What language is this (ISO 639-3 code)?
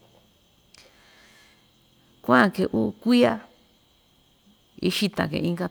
vmj